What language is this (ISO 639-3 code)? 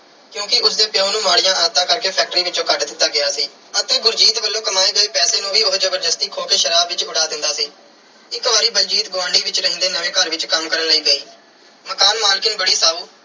pan